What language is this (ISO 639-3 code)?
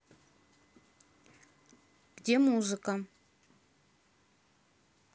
rus